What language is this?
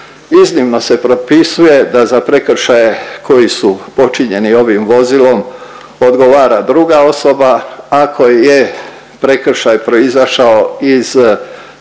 Croatian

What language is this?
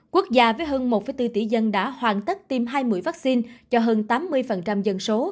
Vietnamese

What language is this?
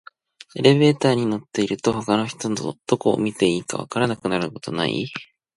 Japanese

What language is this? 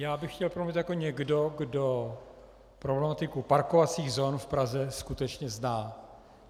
Czech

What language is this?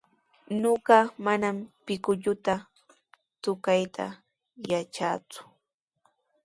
Sihuas Ancash Quechua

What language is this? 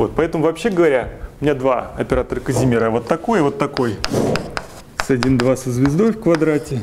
Russian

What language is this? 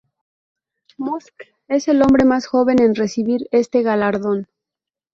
Spanish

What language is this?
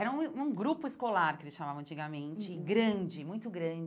Portuguese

